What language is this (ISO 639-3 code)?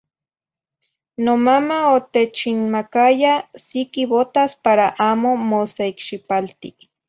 nhi